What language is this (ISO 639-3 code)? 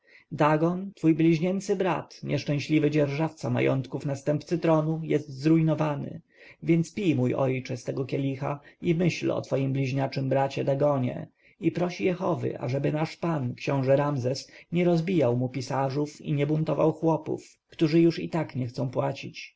pol